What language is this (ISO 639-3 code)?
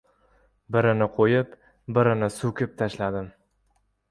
uzb